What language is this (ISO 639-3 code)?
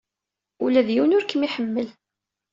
kab